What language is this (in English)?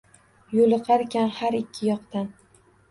Uzbek